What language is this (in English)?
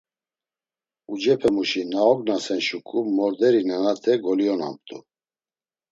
Laz